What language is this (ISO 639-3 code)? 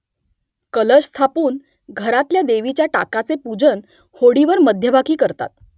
mar